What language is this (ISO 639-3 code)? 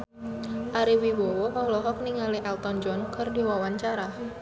sun